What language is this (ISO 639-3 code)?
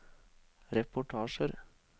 nor